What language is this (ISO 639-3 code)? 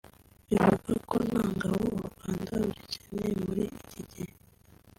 kin